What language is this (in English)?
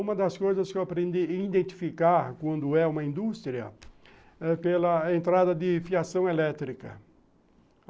Portuguese